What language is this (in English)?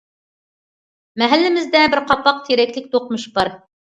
Uyghur